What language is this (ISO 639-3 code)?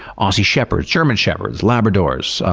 eng